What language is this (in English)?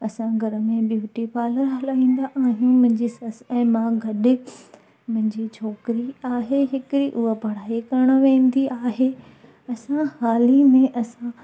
Sindhi